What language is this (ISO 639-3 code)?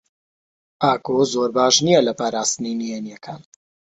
ckb